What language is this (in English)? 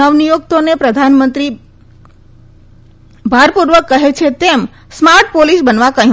Gujarati